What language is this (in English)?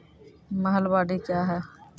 Maithili